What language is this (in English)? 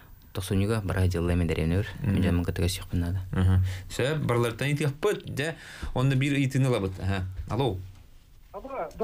Russian